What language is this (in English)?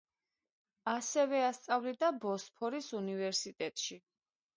Georgian